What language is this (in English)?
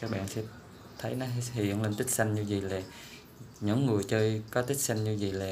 Vietnamese